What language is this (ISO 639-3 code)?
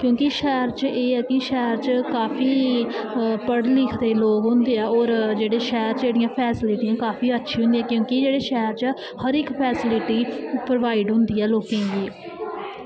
doi